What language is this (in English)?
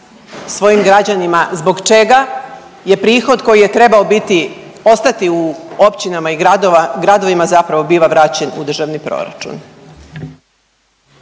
Croatian